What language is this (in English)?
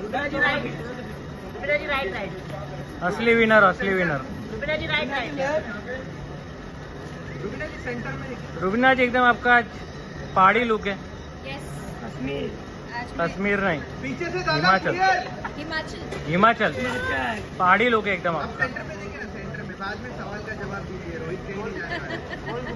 Hindi